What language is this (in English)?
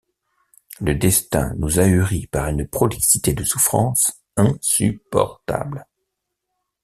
French